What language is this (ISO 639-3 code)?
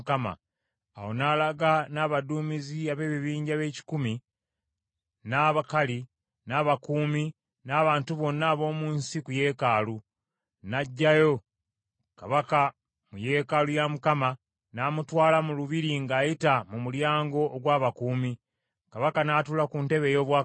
lug